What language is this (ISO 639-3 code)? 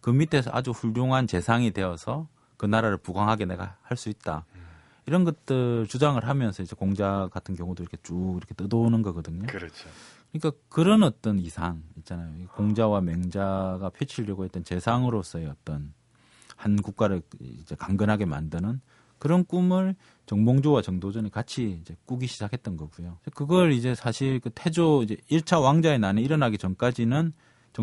kor